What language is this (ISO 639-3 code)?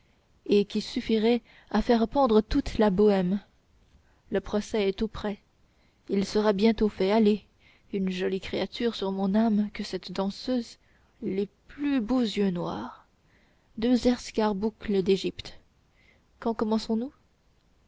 fra